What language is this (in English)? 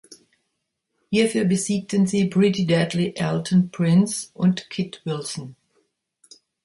German